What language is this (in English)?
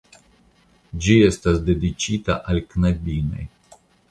Esperanto